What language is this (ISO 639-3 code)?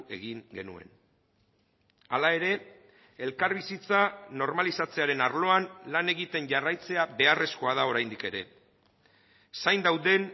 eus